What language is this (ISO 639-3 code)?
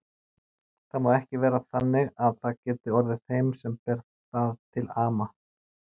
isl